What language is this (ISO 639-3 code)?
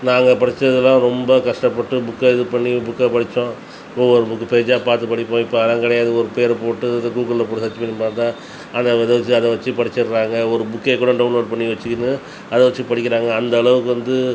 tam